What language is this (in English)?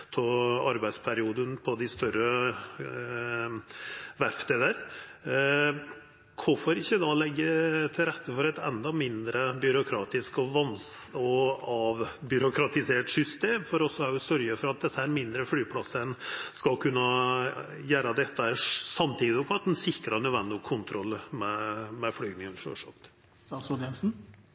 Norwegian Nynorsk